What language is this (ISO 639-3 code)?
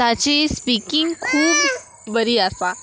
kok